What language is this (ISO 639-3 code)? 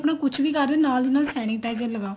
pan